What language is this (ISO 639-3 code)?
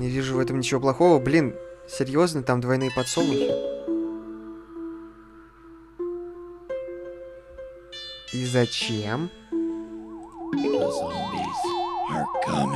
rus